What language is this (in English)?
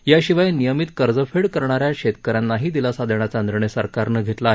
Marathi